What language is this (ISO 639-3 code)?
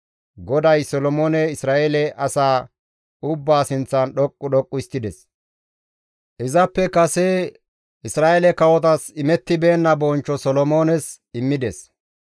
gmv